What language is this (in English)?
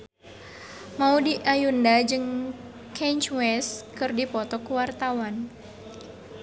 Sundanese